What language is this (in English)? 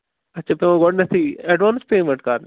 Kashmiri